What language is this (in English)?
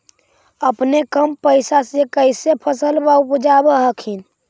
Magahi